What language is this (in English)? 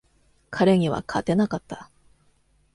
Japanese